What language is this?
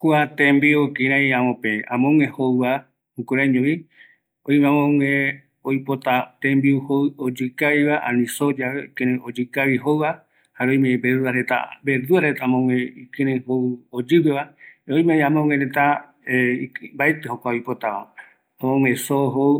Eastern Bolivian Guaraní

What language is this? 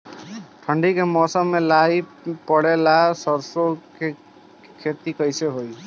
Bhojpuri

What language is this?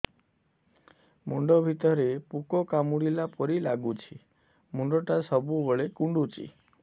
Odia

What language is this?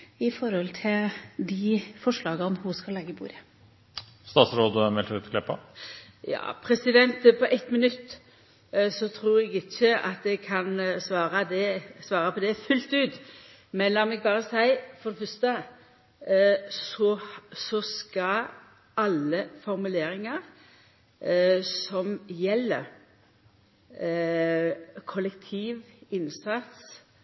Norwegian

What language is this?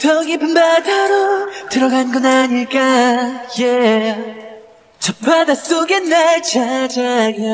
Korean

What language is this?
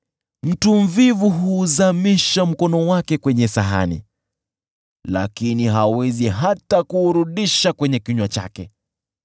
Swahili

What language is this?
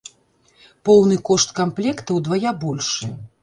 Belarusian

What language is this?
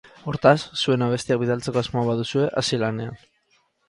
Basque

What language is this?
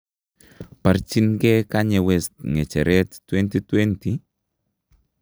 Kalenjin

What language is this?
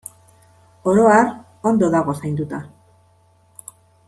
Basque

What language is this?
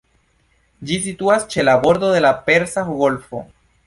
Esperanto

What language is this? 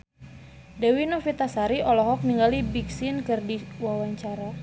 Sundanese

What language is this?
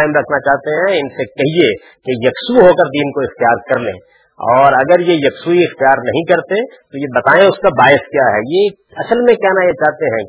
Urdu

